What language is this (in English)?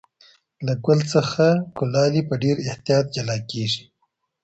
Pashto